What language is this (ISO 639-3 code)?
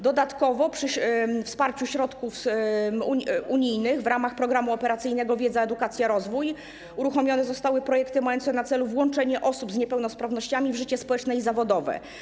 pol